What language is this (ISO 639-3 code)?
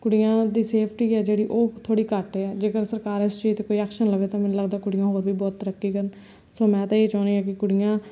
pan